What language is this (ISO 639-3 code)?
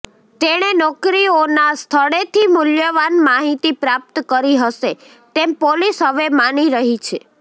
guj